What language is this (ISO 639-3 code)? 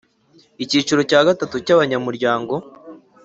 kin